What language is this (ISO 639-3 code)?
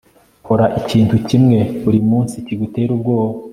kin